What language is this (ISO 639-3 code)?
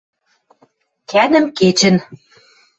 mrj